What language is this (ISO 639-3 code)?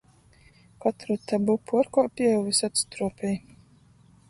ltg